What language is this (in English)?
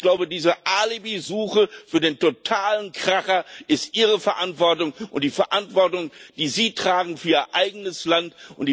German